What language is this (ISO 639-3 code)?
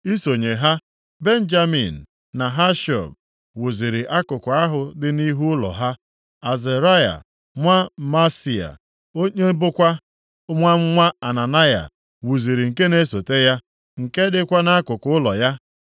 ibo